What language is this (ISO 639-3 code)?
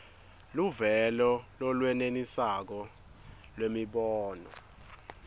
ssw